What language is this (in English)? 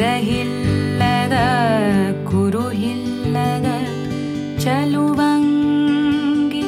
Kannada